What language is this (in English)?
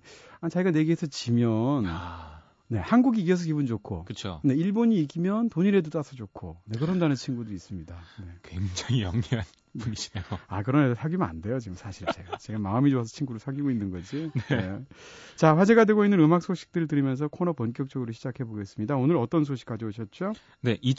Korean